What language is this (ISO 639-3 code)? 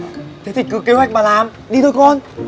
vie